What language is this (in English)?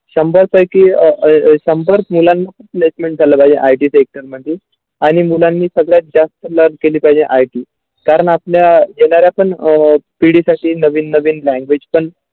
Marathi